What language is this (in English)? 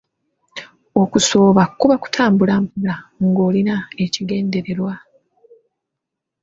Ganda